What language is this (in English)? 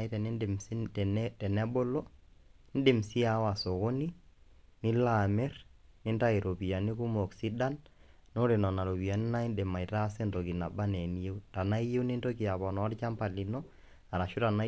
Masai